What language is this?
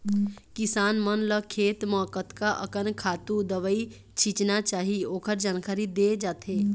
Chhattisgarhi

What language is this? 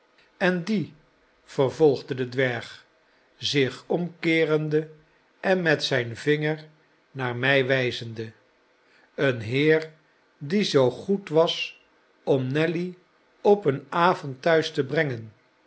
Dutch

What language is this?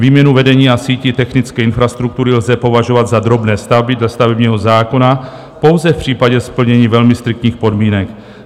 Czech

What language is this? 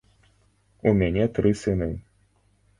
Belarusian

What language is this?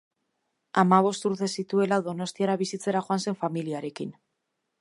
Basque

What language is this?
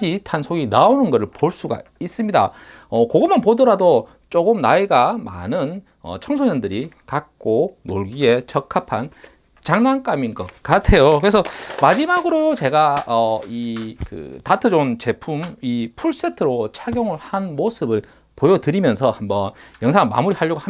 Korean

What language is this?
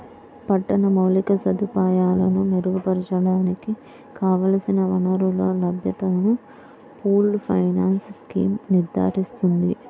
Telugu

